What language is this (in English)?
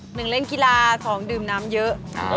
Thai